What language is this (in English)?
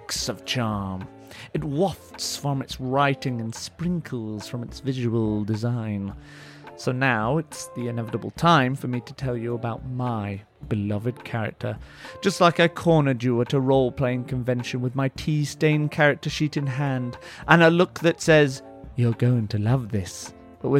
English